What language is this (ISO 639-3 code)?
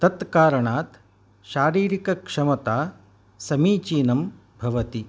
san